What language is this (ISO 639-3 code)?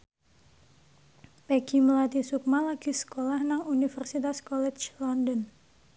jav